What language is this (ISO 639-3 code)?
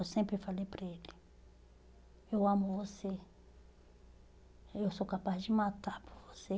por